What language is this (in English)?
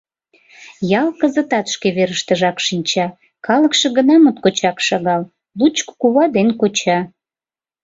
Mari